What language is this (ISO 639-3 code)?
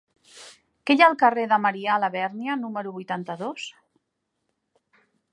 cat